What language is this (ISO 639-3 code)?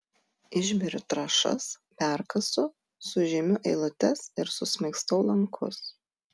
lit